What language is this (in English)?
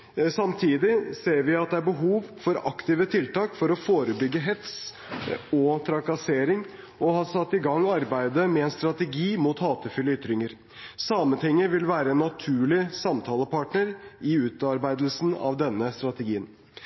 Norwegian Bokmål